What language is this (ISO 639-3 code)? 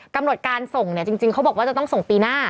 tha